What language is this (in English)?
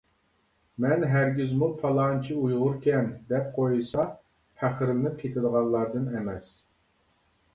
Uyghur